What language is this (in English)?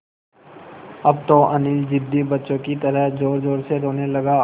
Hindi